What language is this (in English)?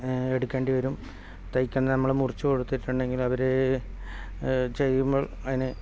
Malayalam